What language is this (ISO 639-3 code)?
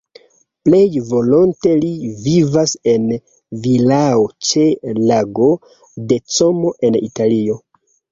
epo